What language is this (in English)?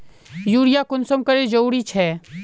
Magahi